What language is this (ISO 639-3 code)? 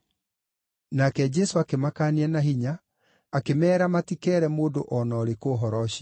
kik